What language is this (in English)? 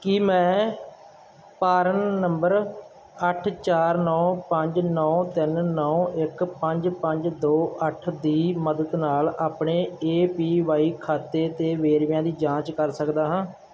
Punjabi